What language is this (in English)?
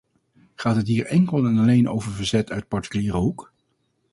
Dutch